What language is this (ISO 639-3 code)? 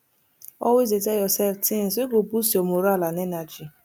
pcm